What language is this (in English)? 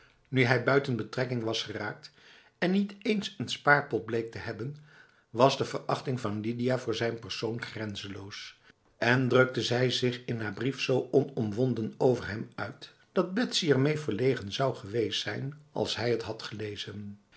Dutch